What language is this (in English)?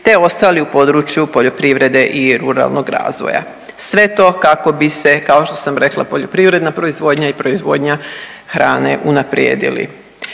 Croatian